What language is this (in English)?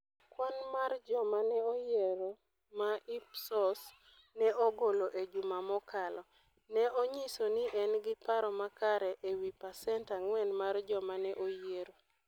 Luo (Kenya and Tanzania)